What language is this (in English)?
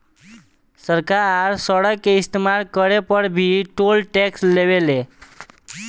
Bhojpuri